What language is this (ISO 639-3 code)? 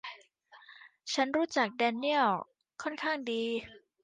tha